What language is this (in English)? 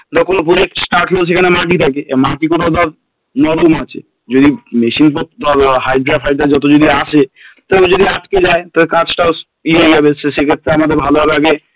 Bangla